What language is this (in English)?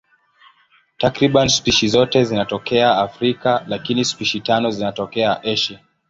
Swahili